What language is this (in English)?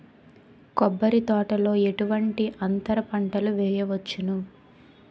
Telugu